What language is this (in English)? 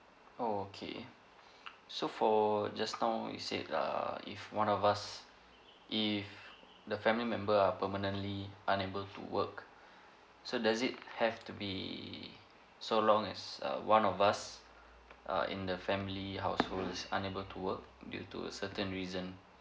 English